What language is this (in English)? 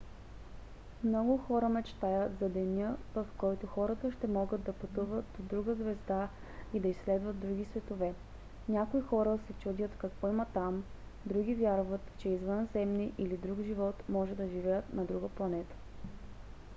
Bulgarian